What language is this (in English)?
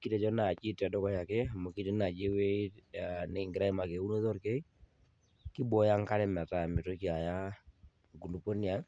Masai